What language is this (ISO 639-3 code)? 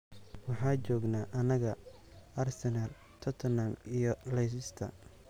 som